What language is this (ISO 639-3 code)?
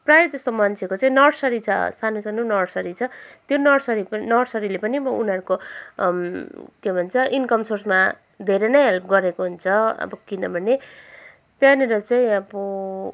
nep